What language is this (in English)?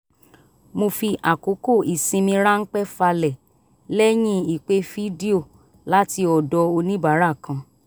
Yoruba